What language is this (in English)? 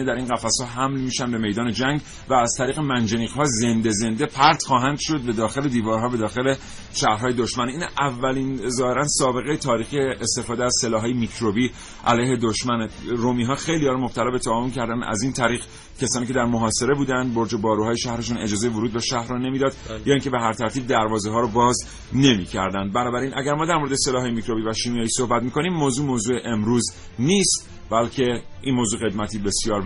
Persian